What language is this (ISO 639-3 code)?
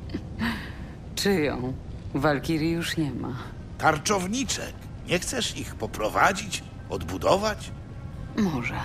pol